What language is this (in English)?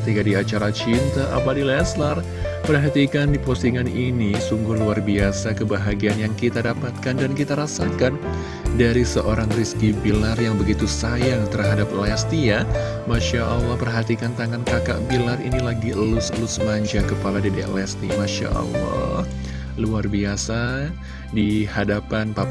Indonesian